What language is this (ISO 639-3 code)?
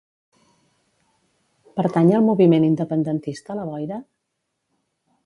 cat